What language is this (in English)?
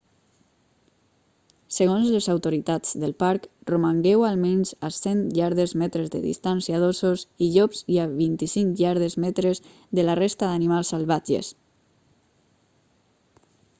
Catalan